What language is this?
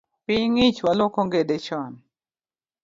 Luo (Kenya and Tanzania)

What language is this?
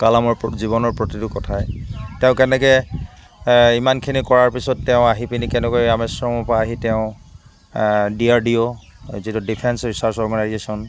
Assamese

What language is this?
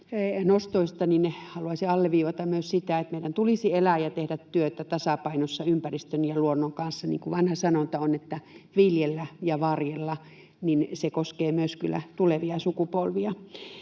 Finnish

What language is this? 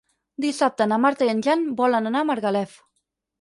Catalan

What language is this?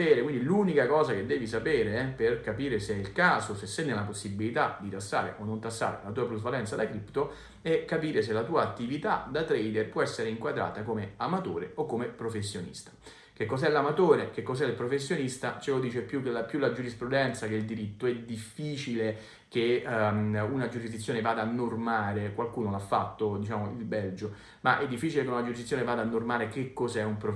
Italian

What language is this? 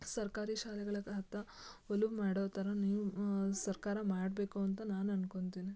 Kannada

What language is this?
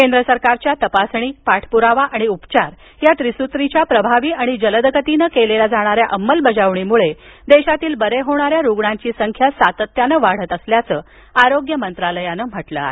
Marathi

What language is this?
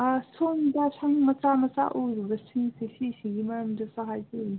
Manipuri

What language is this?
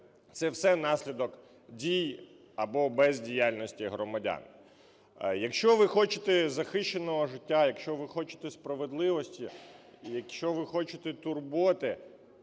Ukrainian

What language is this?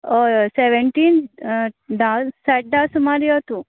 Konkani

